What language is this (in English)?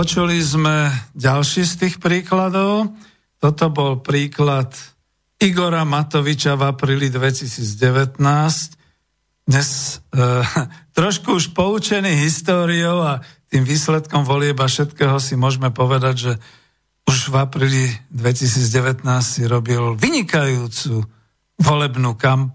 Slovak